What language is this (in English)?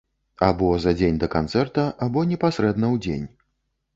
Belarusian